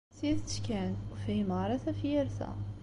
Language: Kabyle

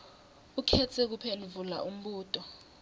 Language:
Swati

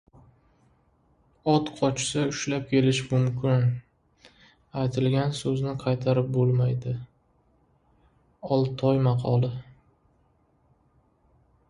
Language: Uzbek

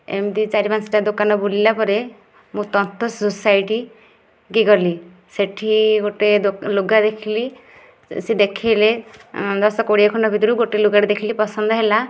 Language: Odia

